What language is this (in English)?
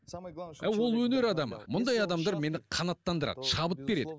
Kazakh